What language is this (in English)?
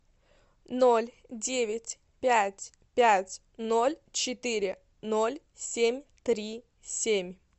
Russian